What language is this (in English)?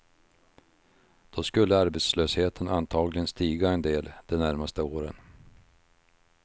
Swedish